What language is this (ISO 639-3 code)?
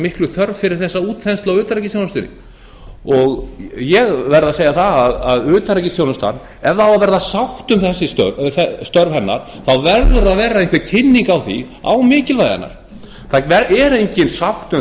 isl